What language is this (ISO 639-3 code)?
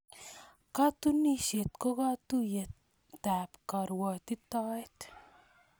kln